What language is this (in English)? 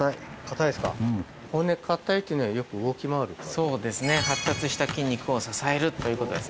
Japanese